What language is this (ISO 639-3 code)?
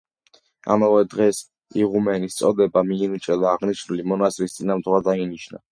kat